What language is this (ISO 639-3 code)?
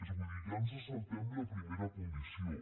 cat